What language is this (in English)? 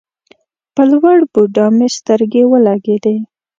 Pashto